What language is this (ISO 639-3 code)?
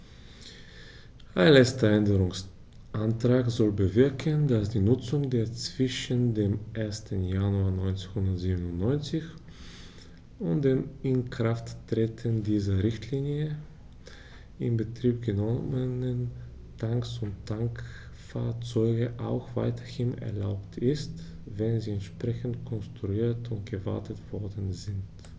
deu